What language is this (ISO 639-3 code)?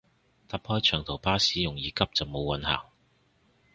yue